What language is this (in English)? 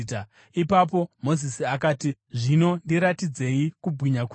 Shona